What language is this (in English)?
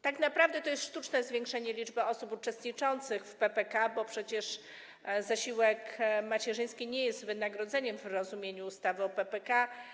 Polish